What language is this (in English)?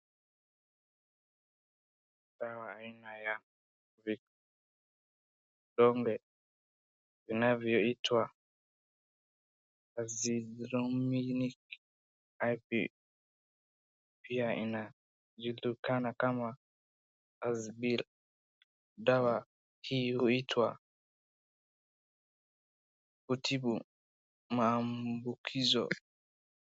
Swahili